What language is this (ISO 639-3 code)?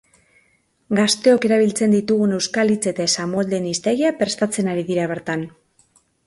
eus